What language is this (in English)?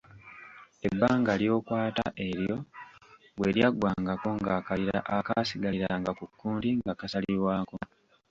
Ganda